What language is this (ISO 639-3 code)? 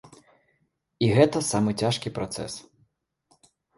bel